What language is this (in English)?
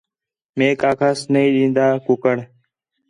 Khetrani